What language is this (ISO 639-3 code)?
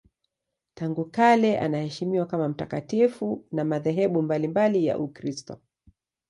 swa